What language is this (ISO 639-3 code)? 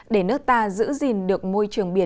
vie